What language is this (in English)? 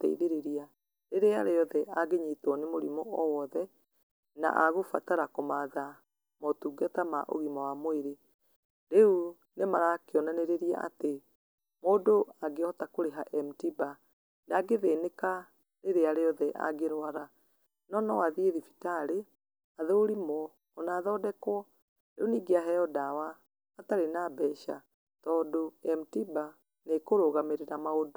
Kikuyu